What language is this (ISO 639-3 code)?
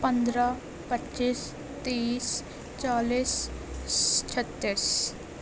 urd